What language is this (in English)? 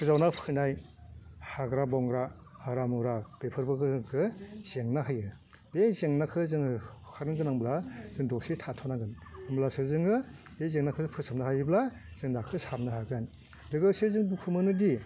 Bodo